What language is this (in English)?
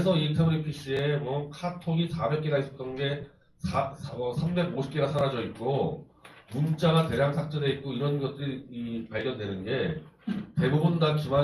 Korean